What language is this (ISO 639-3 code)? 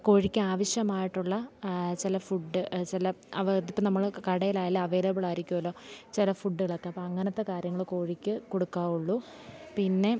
mal